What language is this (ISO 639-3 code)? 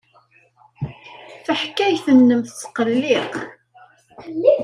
kab